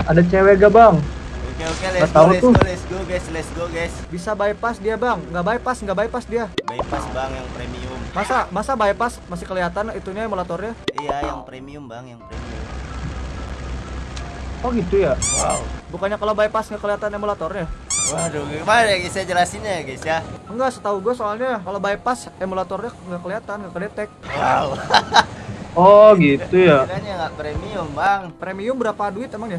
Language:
Indonesian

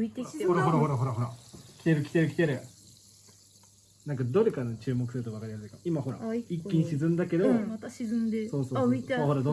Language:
Japanese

